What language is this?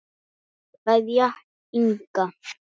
Icelandic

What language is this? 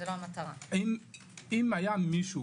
Hebrew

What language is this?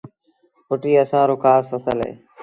Sindhi Bhil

